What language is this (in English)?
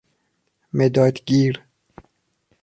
Persian